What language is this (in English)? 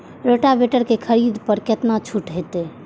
Maithili